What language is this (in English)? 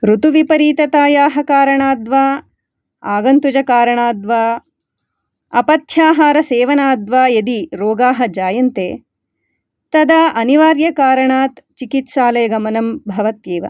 Sanskrit